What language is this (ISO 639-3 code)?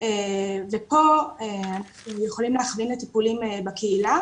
heb